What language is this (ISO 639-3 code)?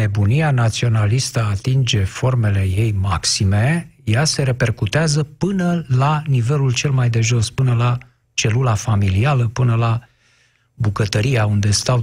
ron